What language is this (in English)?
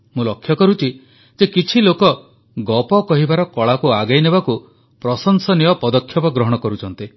Odia